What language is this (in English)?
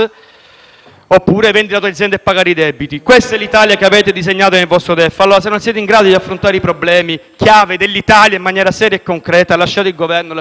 Italian